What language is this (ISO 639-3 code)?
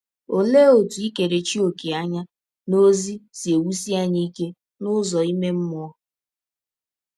ibo